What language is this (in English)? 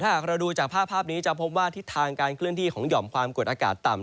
Thai